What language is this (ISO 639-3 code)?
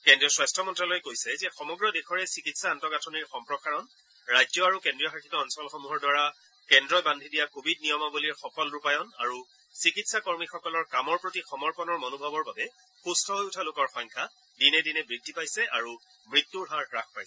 asm